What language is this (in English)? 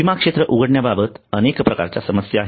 Marathi